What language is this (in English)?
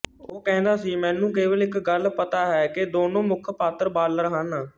Punjabi